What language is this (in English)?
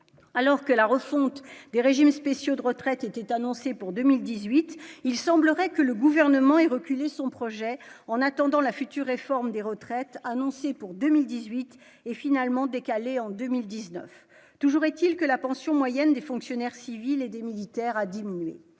French